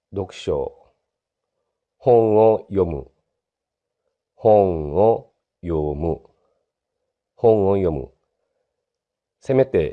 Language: Japanese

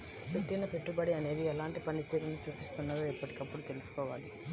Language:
Telugu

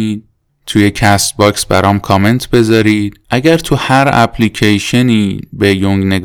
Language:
Persian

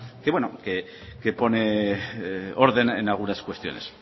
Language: Spanish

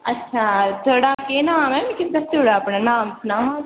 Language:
Dogri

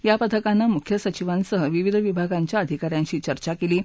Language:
Marathi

